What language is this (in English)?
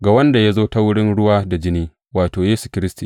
Hausa